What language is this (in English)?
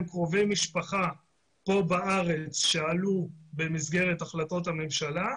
Hebrew